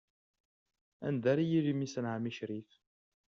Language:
Kabyle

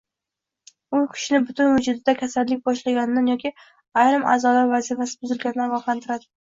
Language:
Uzbek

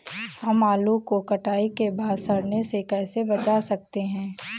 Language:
Hindi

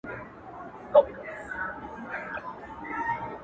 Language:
Pashto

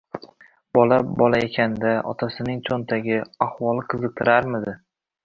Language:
Uzbek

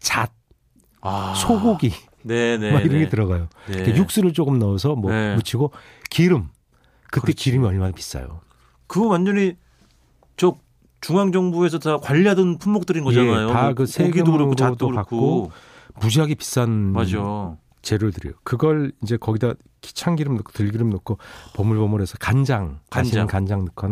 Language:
Korean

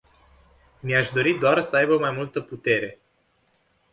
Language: Romanian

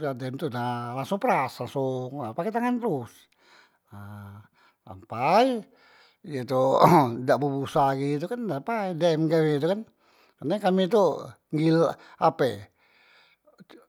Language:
Musi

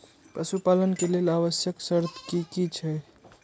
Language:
Maithili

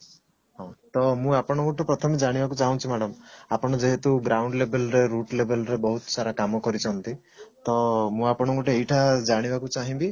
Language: Odia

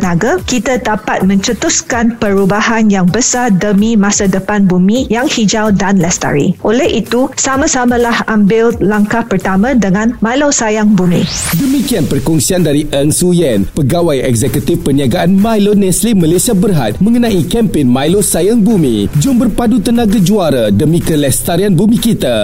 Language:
Malay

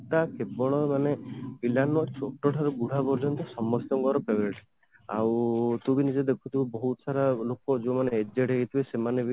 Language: Odia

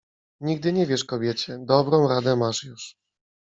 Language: Polish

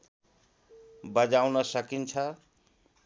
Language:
Nepali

